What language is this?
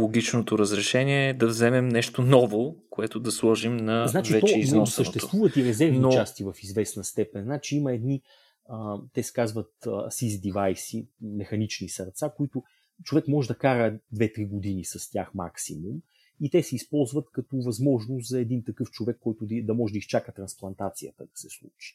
Bulgarian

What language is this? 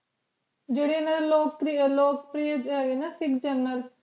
Punjabi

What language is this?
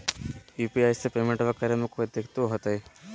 Magahi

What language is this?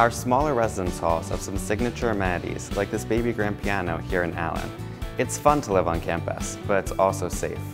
English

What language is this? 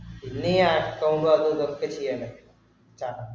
Malayalam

